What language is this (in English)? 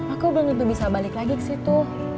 Indonesian